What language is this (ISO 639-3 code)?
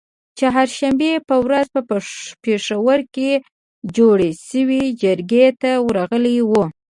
pus